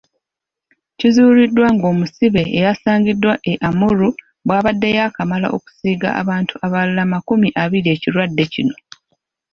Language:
Ganda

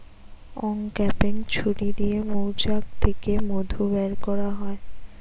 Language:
Bangla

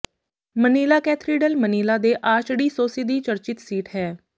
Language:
Punjabi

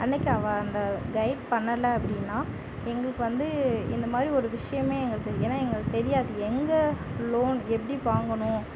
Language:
Tamil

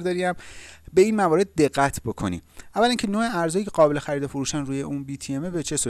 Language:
Persian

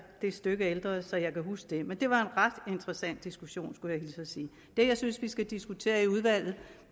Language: Danish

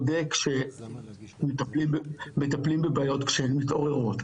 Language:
Hebrew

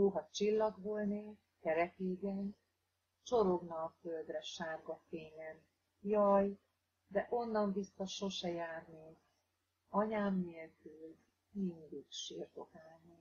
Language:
Hungarian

